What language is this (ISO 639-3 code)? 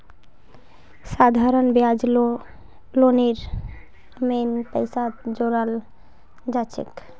mag